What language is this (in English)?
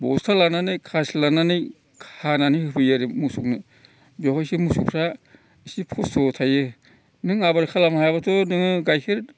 Bodo